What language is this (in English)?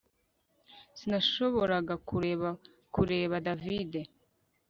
Kinyarwanda